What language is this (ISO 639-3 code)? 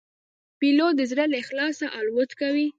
pus